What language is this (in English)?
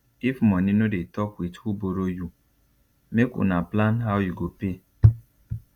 Nigerian Pidgin